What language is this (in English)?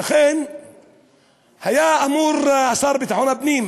Hebrew